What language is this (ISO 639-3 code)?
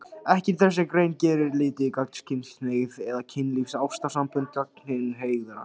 isl